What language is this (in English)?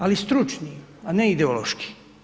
Croatian